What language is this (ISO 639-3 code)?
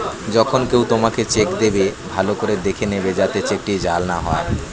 ben